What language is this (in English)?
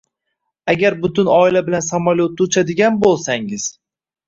Uzbek